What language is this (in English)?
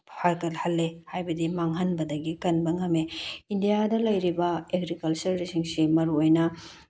Manipuri